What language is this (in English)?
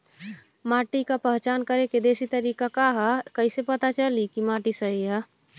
Bhojpuri